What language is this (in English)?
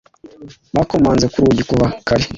Kinyarwanda